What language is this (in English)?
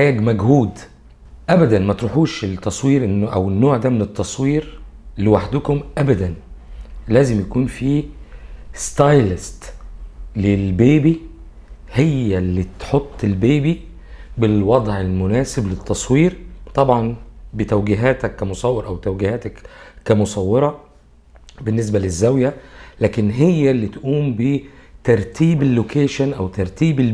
Arabic